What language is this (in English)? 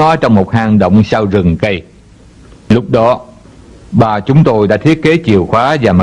Vietnamese